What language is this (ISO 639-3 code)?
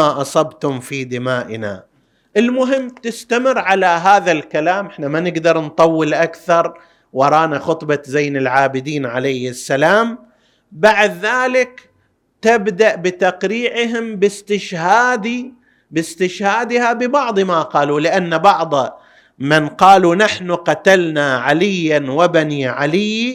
ara